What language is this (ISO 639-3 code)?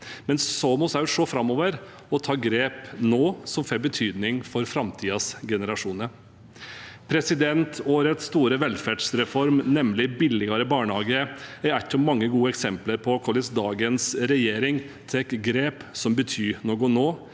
nor